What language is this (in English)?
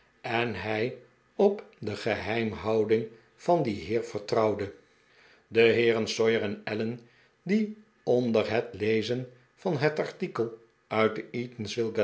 Dutch